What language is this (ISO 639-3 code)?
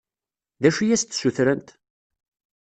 kab